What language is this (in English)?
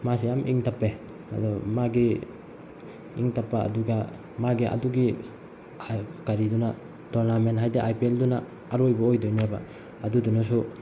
Manipuri